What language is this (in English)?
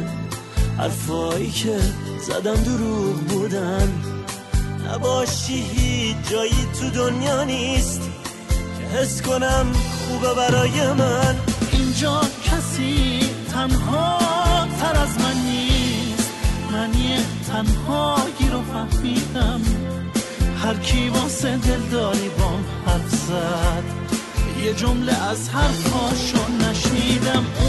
Persian